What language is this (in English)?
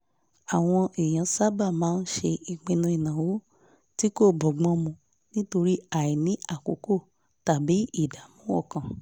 Yoruba